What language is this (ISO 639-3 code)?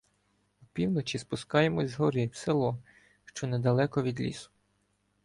ukr